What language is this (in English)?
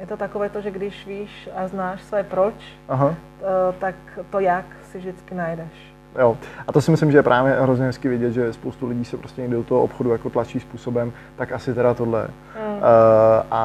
Czech